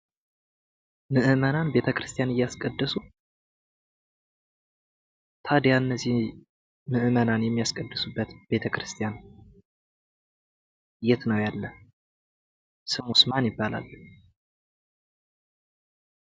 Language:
Amharic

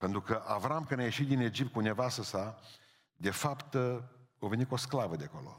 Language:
Romanian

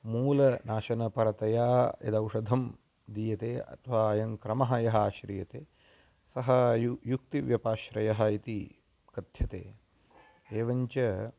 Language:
Sanskrit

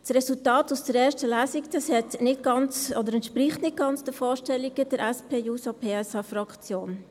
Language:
Swiss German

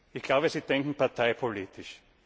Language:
German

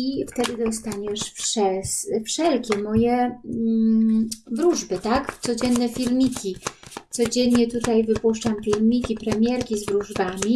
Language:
Polish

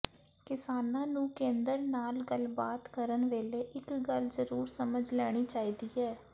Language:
Punjabi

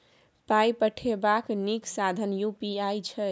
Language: Maithili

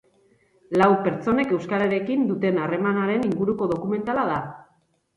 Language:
Basque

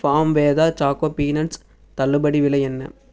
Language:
Tamil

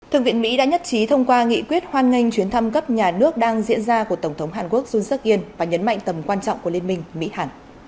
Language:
Vietnamese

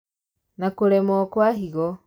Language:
Kikuyu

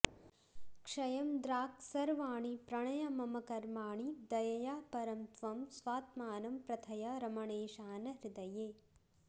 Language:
Sanskrit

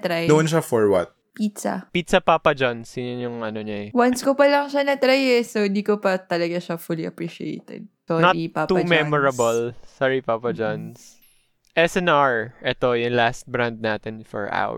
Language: Filipino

